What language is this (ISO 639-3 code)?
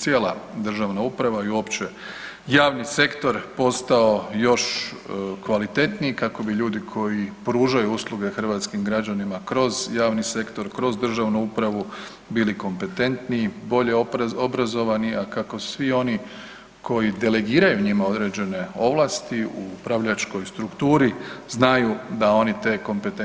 hrv